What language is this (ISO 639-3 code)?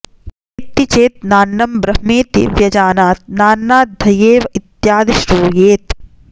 san